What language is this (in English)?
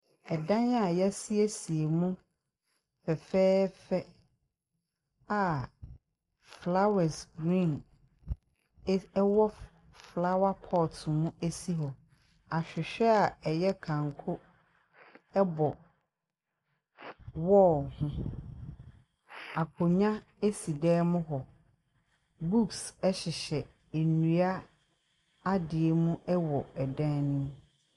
Akan